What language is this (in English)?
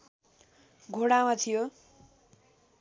Nepali